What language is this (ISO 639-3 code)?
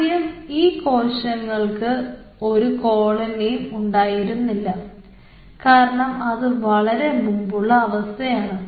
mal